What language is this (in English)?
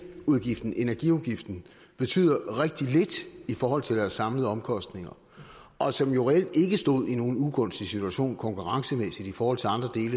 Danish